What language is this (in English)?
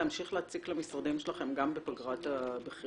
Hebrew